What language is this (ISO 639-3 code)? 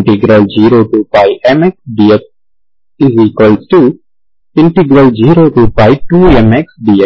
tel